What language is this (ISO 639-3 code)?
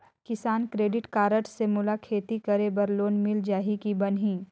hne